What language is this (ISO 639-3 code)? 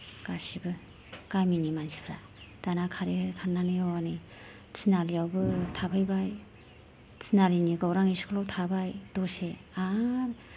brx